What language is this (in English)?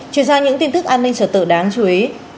Vietnamese